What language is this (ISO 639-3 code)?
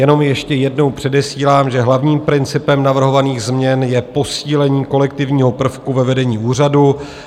ces